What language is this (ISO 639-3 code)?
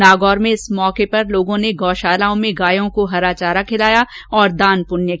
hin